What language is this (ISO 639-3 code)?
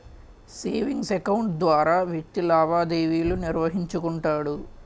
tel